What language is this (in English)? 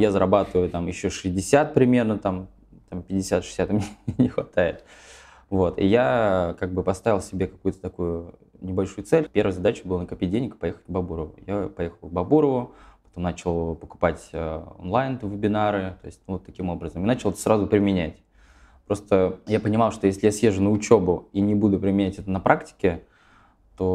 Russian